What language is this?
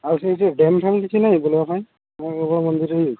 Odia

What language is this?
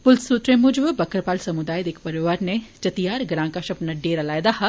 Dogri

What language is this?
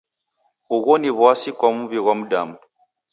Taita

